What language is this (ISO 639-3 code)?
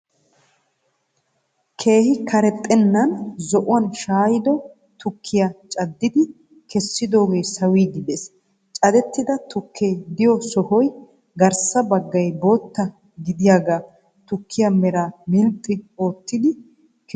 wal